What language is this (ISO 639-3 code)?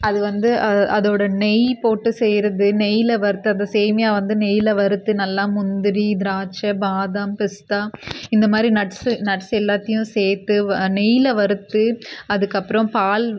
tam